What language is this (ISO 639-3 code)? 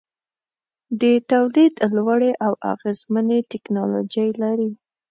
pus